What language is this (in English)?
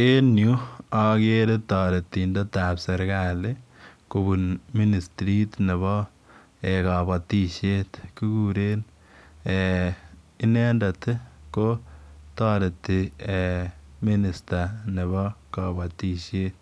Kalenjin